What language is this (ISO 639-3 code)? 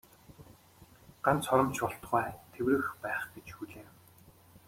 mon